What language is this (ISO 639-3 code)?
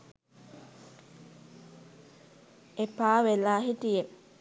sin